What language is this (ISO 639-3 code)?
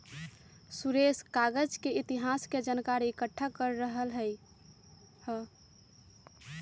mag